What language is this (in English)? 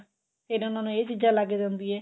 Punjabi